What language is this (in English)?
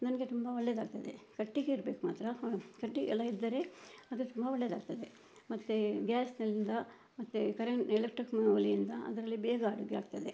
Kannada